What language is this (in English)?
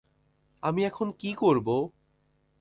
Bangla